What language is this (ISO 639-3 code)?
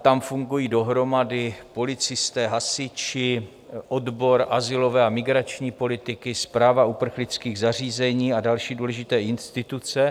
ces